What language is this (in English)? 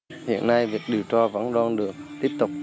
Vietnamese